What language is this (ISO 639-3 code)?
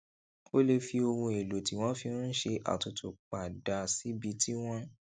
yor